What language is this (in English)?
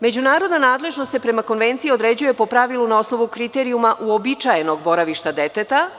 Serbian